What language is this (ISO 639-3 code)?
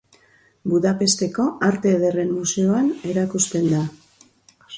eus